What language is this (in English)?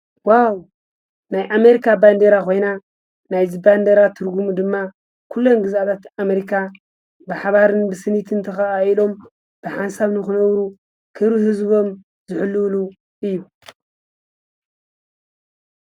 Tigrinya